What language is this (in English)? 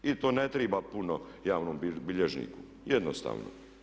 Croatian